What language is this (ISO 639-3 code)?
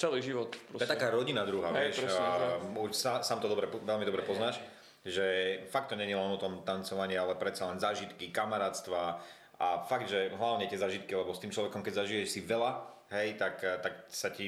slk